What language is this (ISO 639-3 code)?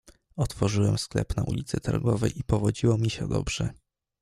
pol